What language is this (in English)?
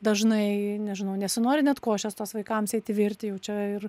Lithuanian